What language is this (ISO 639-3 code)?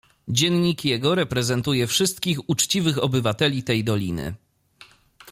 pol